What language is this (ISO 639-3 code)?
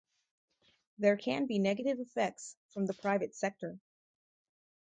eng